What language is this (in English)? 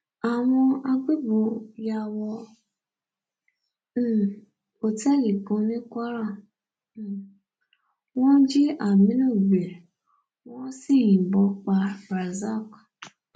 Yoruba